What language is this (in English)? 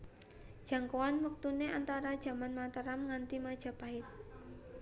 Javanese